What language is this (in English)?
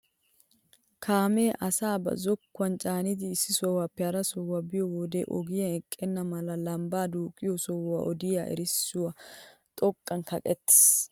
Wolaytta